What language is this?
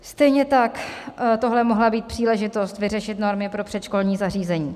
Czech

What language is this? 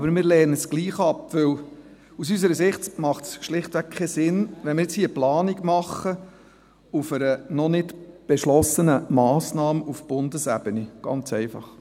Swiss German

